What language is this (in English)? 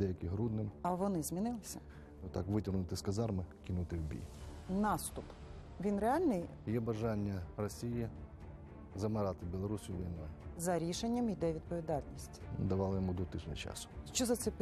Ukrainian